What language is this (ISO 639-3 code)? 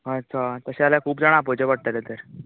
kok